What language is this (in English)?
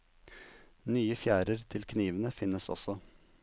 Norwegian